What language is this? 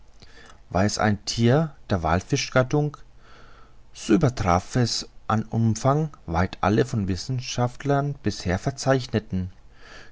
German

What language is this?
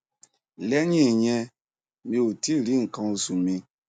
Yoruba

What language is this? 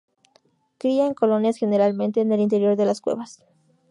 Spanish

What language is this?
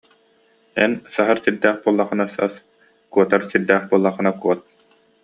Yakut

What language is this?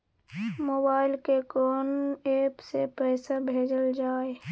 Maithili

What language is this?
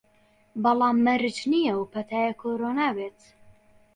Central Kurdish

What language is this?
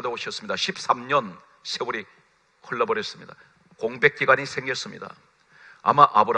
Korean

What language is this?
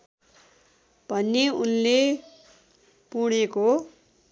Nepali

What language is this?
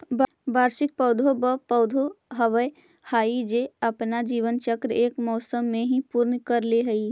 Magahi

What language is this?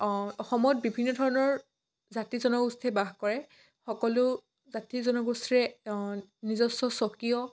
Assamese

